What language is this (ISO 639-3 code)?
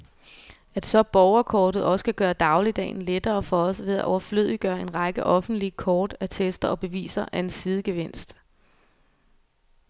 dan